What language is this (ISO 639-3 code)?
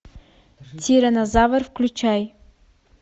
rus